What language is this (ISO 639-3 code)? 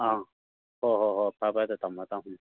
mni